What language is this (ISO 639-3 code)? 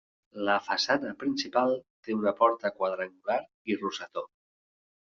cat